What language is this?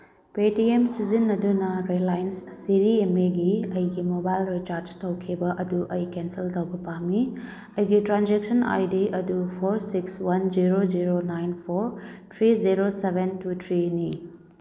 Manipuri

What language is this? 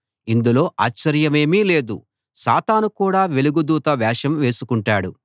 Telugu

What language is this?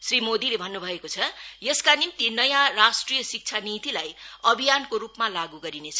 Nepali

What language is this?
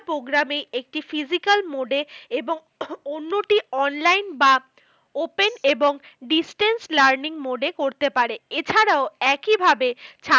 Bangla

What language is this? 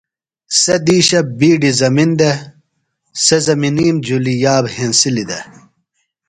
Phalura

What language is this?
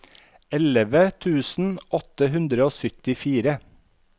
Norwegian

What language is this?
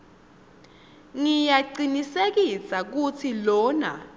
Swati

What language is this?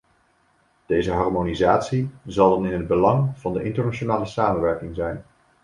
Dutch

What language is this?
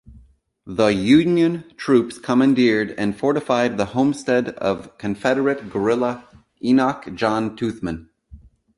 English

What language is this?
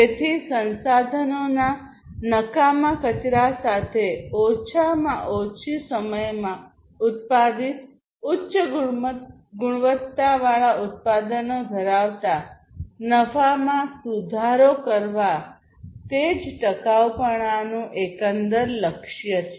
Gujarati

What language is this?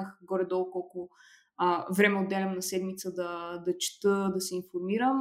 Bulgarian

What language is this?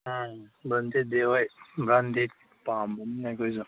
Manipuri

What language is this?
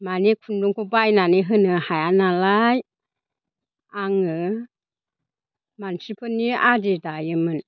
Bodo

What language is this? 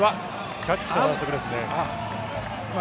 Japanese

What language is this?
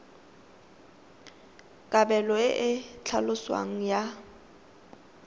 Tswana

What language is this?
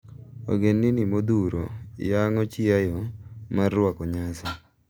Luo (Kenya and Tanzania)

